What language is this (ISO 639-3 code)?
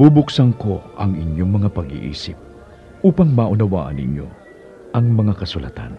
fil